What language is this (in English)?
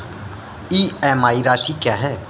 Hindi